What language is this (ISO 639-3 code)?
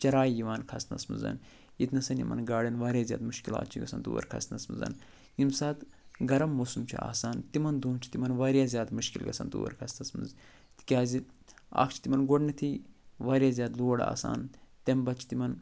kas